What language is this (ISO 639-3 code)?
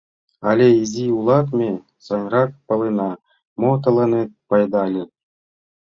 chm